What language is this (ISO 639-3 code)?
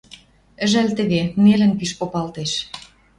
mrj